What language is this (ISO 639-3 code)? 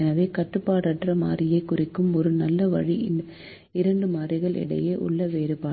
tam